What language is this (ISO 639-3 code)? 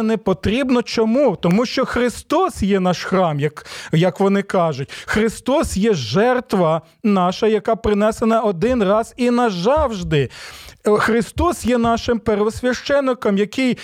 ukr